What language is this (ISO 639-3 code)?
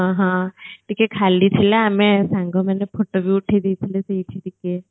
ori